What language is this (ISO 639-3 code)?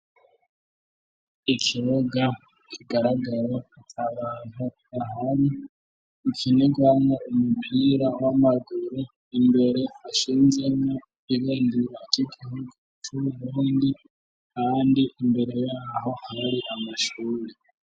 run